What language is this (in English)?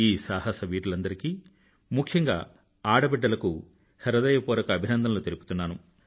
Telugu